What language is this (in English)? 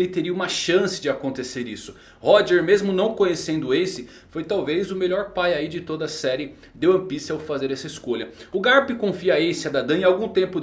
Portuguese